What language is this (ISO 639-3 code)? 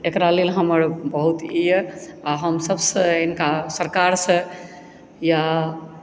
mai